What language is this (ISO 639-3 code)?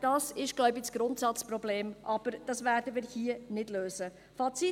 gsw